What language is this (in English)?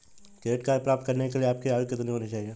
Hindi